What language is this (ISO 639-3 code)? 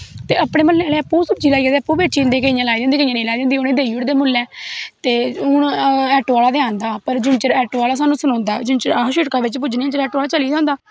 doi